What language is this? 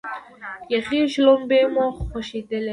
Pashto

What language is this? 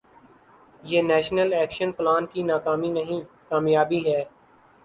Urdu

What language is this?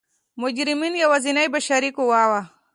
Pashto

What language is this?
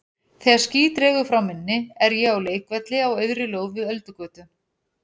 Icelandic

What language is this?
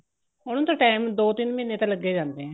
Punjabi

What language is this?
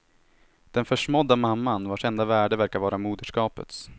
Swedish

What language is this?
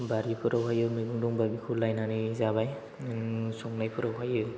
Bodo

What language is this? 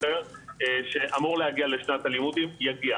Hebrew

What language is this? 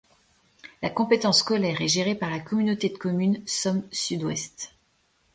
French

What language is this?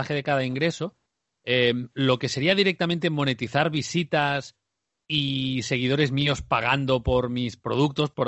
Spanish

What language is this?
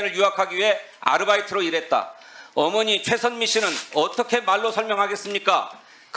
Korean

